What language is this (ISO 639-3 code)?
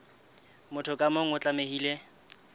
sot